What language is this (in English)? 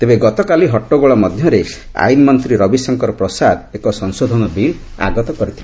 Odia